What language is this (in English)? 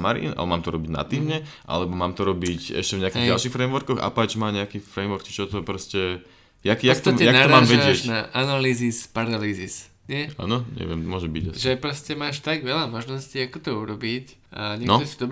Slovak